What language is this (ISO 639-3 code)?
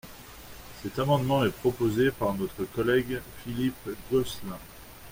fra